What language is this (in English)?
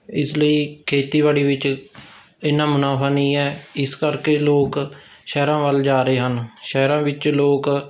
Punjabi